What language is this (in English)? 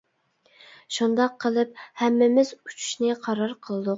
Uyghur